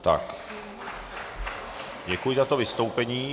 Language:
Czech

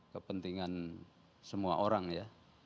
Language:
Indonesian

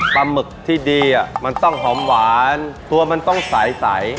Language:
Thai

